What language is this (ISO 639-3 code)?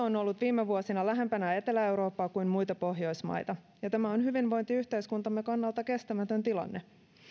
fin